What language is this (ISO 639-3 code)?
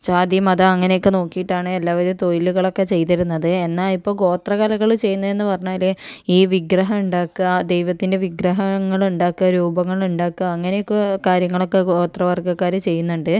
mal